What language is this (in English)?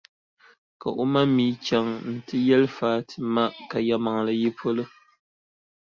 Dagbani